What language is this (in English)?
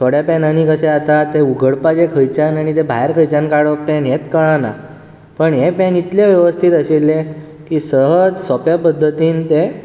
Konkani